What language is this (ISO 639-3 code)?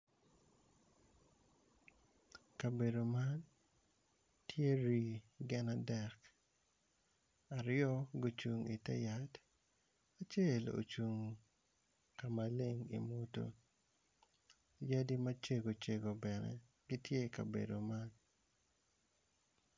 ach